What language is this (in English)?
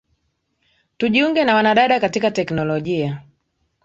Swahili